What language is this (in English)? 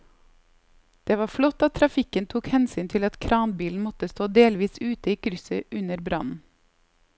Norwegian